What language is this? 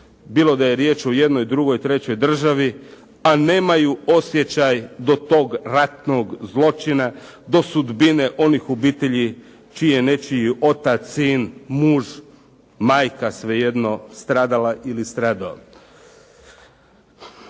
Croatian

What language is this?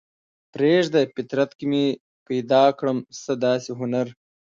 Pashto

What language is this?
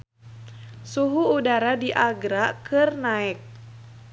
Sundanese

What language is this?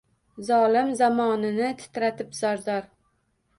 Uzbek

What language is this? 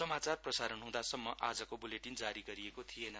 Nepali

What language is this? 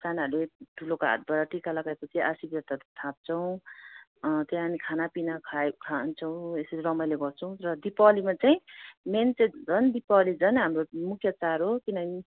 Nepali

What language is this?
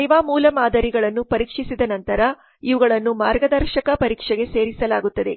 Kannada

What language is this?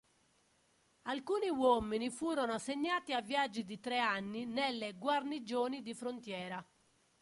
Italian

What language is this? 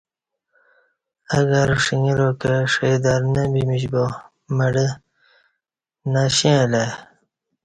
Kati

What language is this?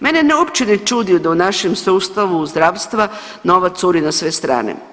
Croatian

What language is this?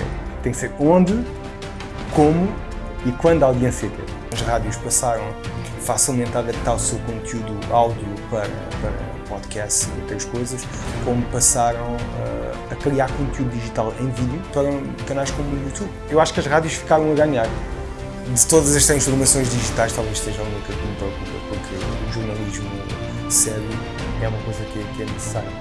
Portuguese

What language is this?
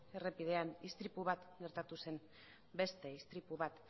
Basque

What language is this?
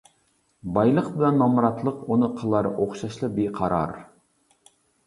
Uyghur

